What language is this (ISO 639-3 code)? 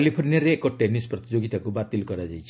ori